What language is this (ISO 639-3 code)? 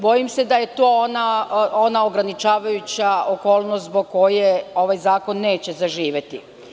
srp